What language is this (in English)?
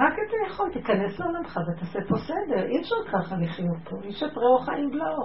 Hebrew